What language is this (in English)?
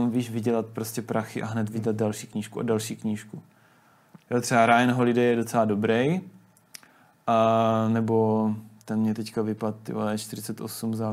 Czech